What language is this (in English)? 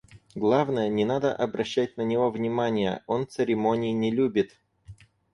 Russian